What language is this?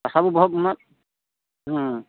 Odia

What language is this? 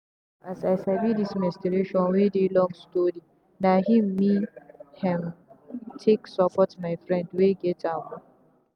Nigerian Pidgin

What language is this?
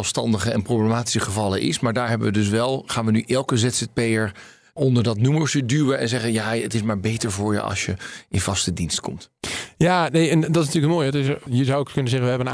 Dutch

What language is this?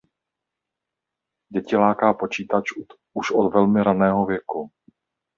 Czech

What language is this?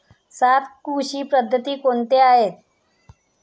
Marathi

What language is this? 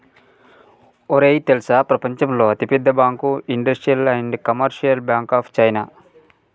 Telugu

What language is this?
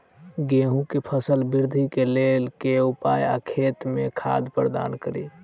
Maithili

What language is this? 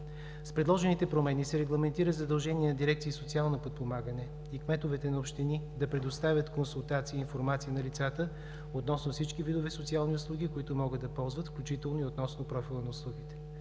Bulgarian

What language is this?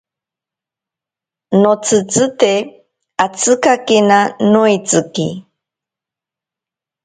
Ashéninka Perené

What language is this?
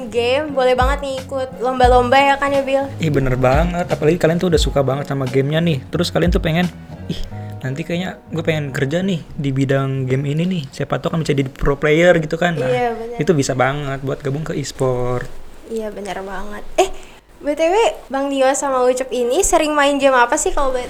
Indonesian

